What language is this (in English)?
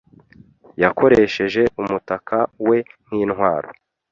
Kinyarwanda